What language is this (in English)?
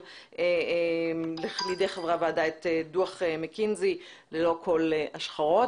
Hebrew